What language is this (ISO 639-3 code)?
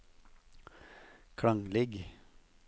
nor